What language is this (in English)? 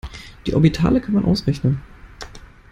German